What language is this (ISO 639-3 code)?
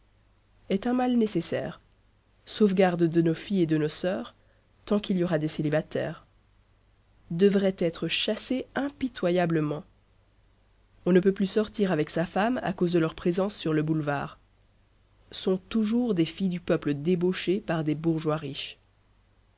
fra